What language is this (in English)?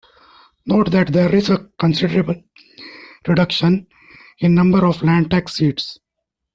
English